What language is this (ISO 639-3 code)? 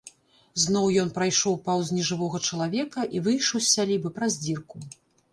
bel